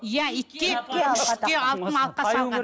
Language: Kazakh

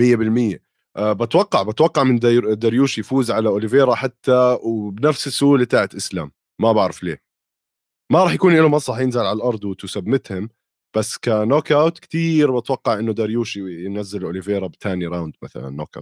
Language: Arabic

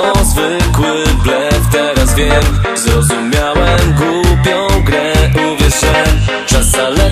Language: Polish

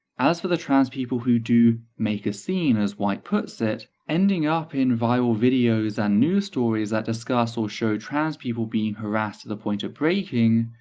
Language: English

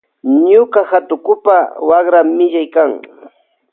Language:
Loja Highland Quichua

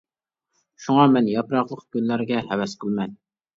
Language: Uyghur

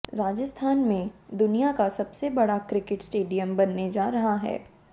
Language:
Hindi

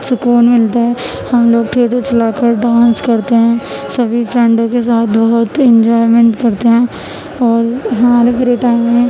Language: Urdu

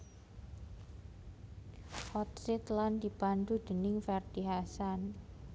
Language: Javanese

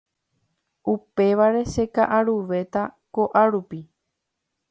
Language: Guarani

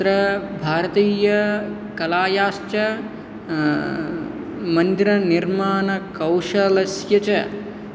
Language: Sanskrit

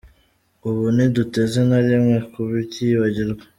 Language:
Kinyarwanda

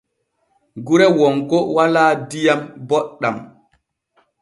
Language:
Borgu Fulfulde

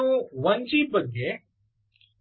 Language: Kannada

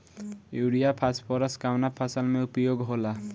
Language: Bhojpuri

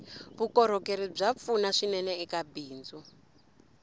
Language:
Tsonga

